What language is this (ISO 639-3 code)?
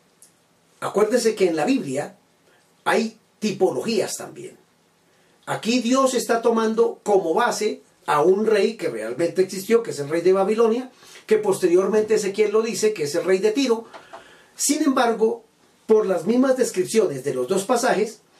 spa